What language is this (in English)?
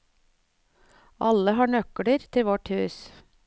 Norwegian